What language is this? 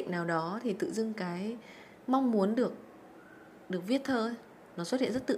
Vietnamese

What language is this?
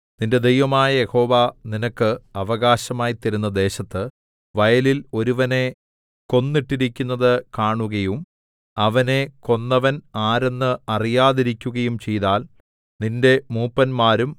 Malayalam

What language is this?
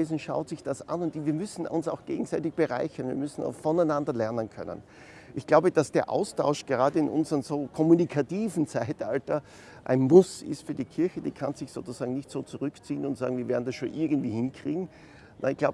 German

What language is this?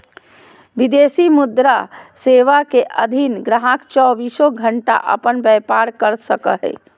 Magahi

